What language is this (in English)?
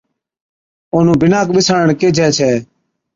Od